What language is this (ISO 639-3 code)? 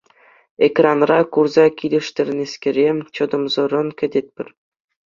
chv